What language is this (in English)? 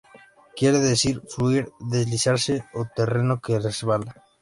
Spanish